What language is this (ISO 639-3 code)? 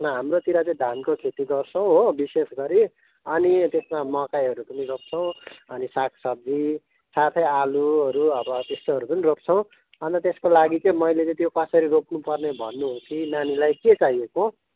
nep